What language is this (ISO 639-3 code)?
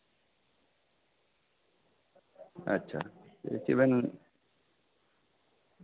sat